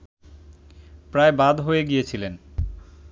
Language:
Bangla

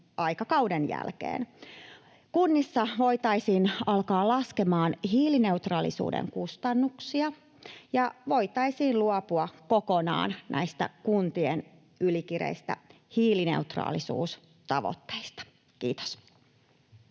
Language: Finnish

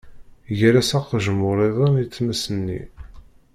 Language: Kabyle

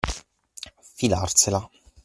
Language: Italian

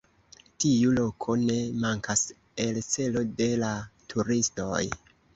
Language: Esperanto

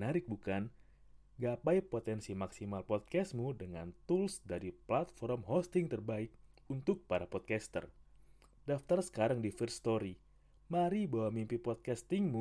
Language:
Indonesian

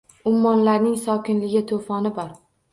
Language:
Uzbek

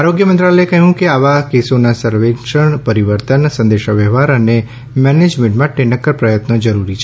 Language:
Gujarati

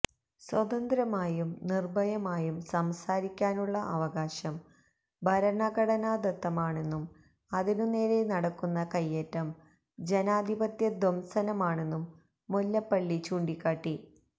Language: Malayalam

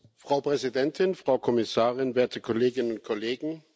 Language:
German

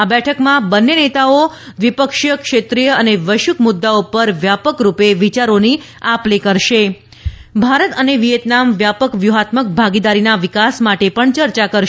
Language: Gujarati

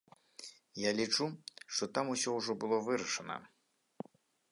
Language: Belarusian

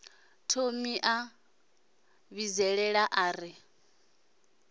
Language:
Venda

